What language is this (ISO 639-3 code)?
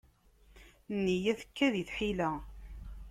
kab